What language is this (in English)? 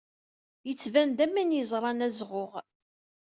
Kabyle